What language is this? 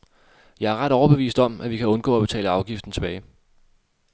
Danish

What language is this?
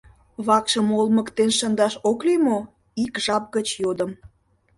Mari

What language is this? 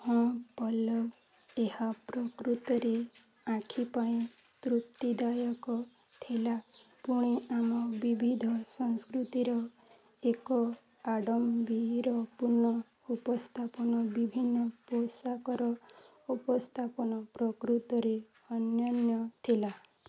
Odia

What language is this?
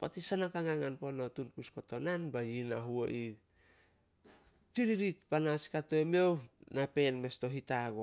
Solos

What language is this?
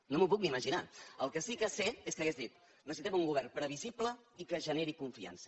Catalan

